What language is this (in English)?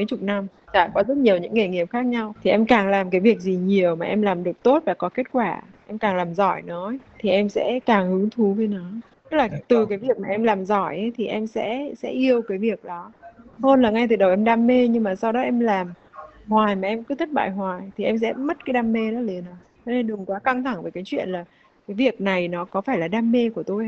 Vietnamese